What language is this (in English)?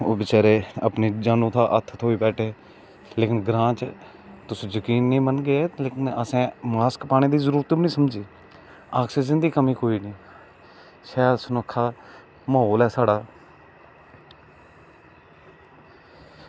Dogri